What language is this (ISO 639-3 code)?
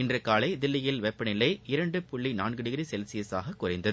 tam